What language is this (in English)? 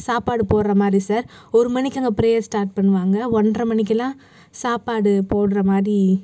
Tamil